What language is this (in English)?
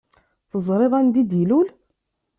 Kabyle